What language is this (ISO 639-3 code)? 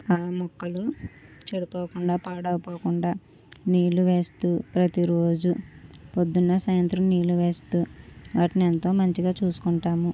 tel